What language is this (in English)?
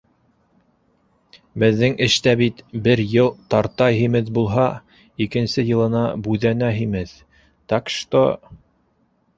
Bashkir